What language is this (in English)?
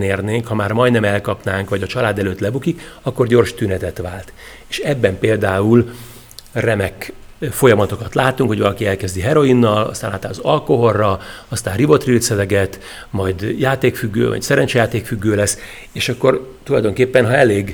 Hungarian